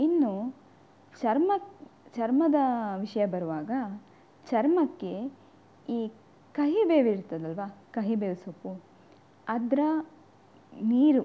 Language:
Kannada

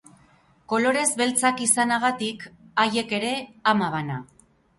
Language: Basque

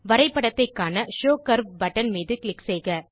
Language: Tamil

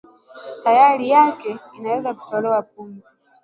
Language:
Swahili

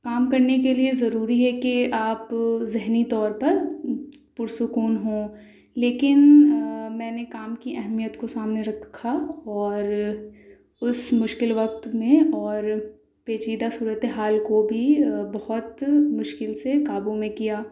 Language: Urdu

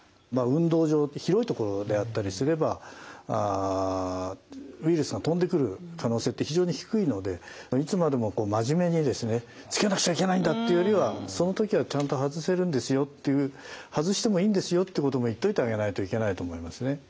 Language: Japanese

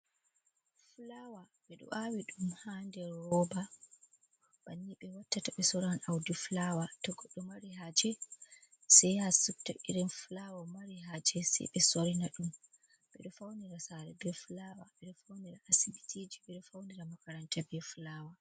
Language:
Fula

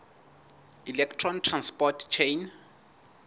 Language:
Southern Sotho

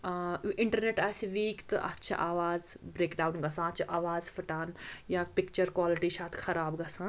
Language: Kashmiri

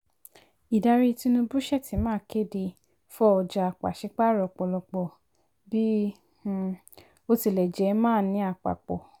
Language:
Yoruba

